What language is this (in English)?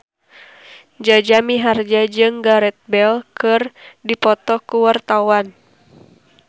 Sundanese